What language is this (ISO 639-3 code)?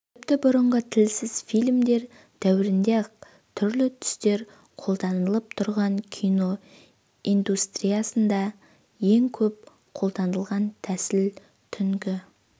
kaz